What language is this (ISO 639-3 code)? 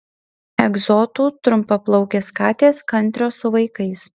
lit